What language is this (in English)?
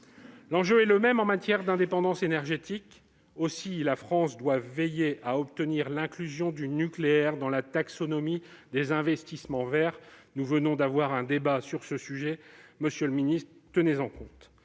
French